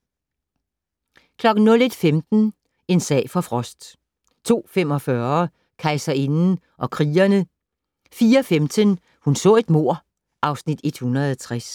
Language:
Danish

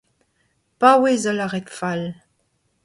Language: Breton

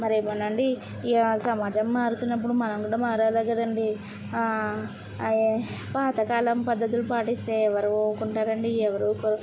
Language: Telugu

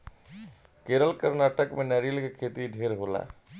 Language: Bhojpuri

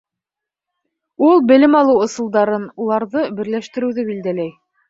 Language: Bashkir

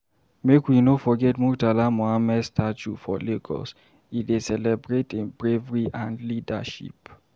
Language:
Nigerian Pidgin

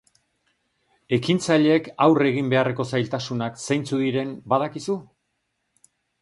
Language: Basque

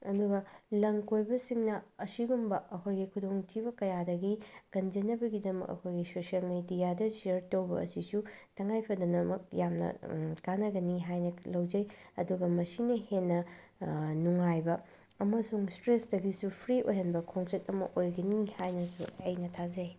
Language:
Manipuri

